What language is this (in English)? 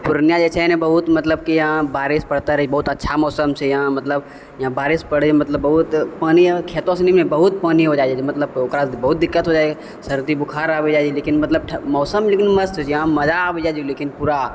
Maithili